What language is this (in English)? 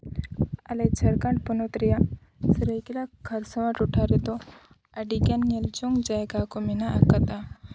Santali